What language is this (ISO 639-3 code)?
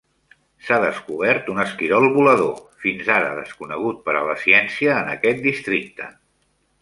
cat